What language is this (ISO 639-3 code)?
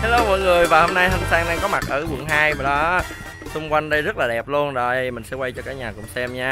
vie